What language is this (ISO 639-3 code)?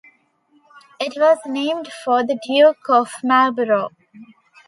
eng